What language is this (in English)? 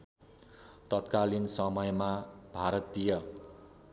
Nepali